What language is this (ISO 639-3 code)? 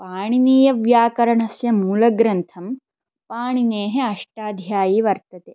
san